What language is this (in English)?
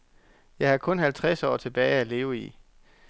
Danish